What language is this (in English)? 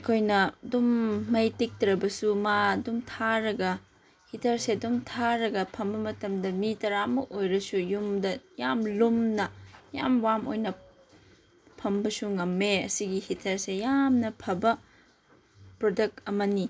Manipuri